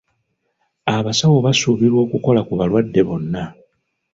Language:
Ganda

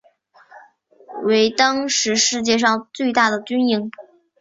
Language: Chinese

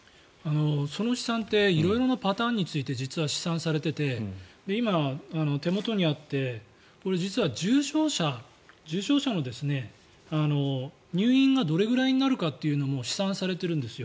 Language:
Japanese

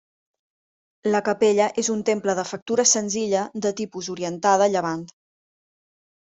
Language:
Catalan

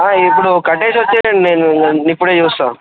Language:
Telugu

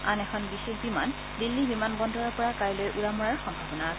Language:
Assamese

